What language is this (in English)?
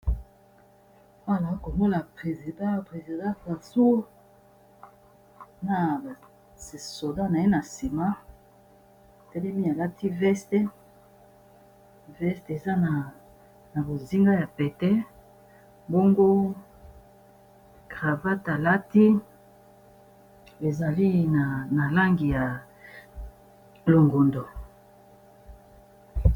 Lingala